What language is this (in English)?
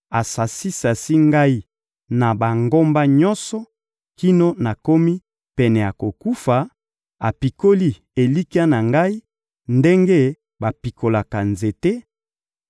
Lingala